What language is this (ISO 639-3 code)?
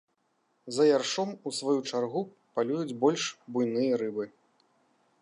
bel